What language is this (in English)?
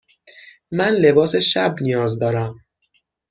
Persian